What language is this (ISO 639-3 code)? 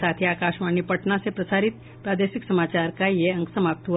hin